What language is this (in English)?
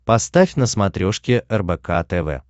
Russian